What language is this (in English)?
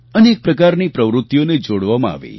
Gujarati